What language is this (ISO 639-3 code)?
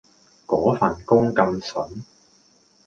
yue